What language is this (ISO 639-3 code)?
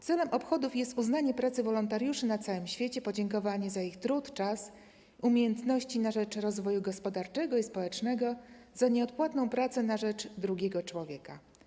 pol